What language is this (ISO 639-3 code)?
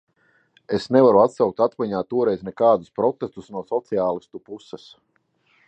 lav